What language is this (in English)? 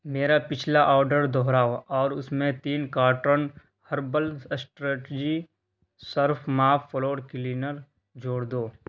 Urdu